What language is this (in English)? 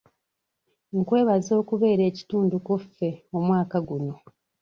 Ganda